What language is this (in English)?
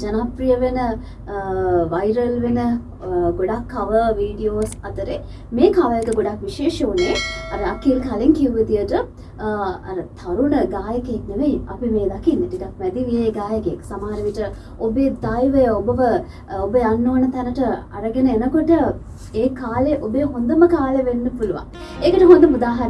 Indonesian